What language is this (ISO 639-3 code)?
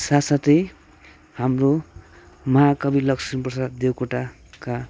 nep